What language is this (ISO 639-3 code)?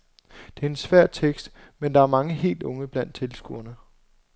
dan